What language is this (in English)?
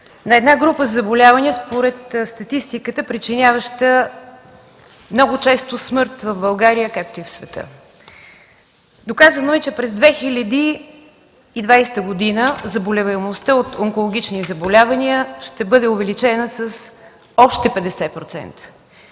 Bulgarian